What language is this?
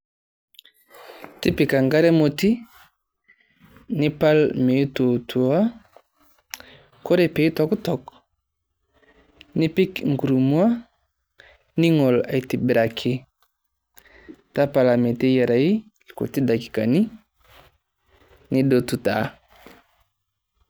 Masai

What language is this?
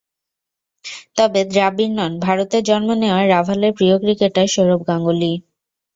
Bangla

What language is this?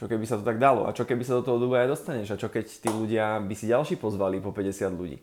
Slovak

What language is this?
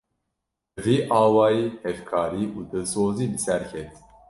Kurdish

